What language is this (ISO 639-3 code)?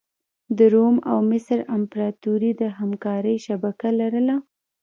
pus